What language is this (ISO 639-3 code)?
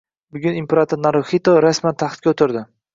uzb